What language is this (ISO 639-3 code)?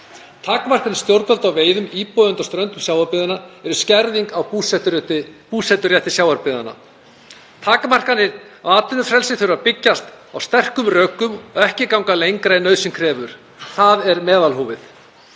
isl